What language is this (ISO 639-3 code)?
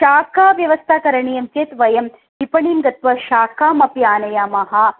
san